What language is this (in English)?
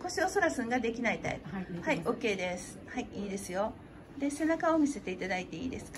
Japanese